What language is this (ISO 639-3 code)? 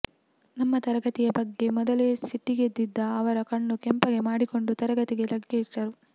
kan